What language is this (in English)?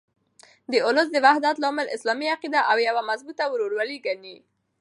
Pashto